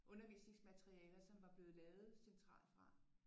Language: Danish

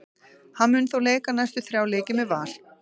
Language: Icelandic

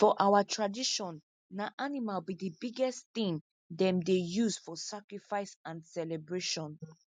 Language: Nigerian Pidgin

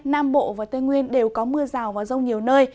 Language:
Vietnamese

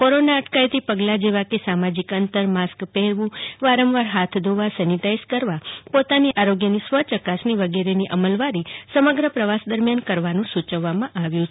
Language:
Gujarati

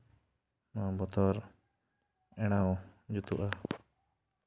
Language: Santali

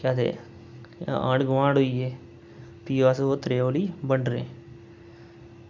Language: Dogri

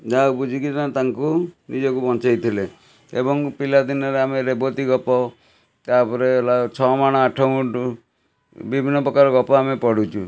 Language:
Odia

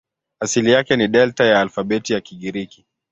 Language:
Swahili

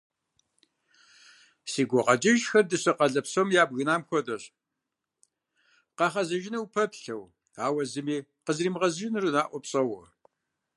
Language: Kabardian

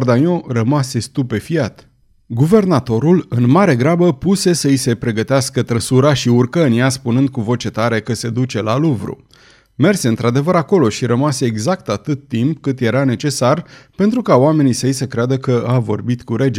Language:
Romanian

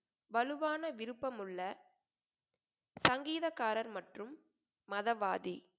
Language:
Tamil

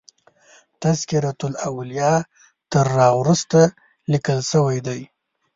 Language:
Pashto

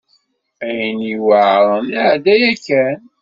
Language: Kabyle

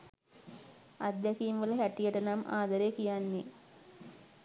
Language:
Sinhala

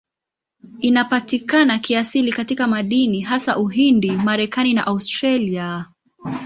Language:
Swahili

